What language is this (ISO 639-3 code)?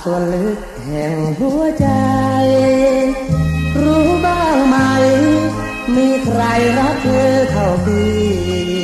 tha